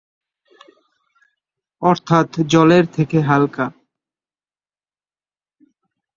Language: Bangla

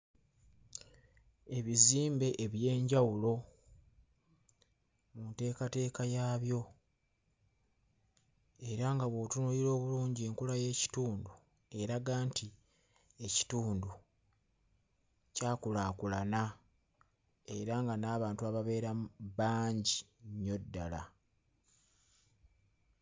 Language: Ganda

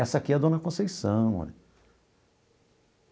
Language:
Portuguese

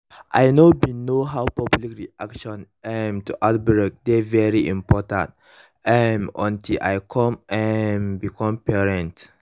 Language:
Nigerian Pidgin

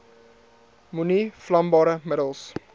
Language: Afrikaans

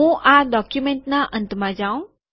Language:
Gujarati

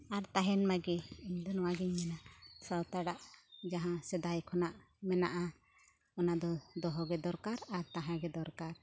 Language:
Santali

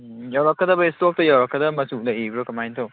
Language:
Manipuri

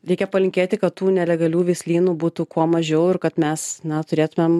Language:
Lithuanian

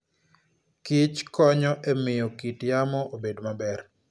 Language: Luo (Kenya and Tanzania)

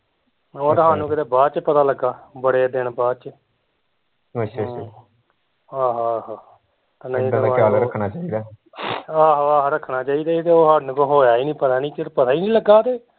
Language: Punjabi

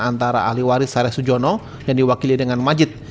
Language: Indonesian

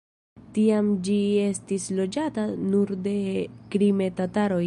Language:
Esperanto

